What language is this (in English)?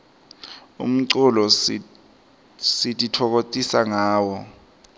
Swati